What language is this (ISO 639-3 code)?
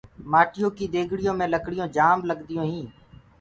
ggg